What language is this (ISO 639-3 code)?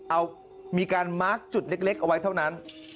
tha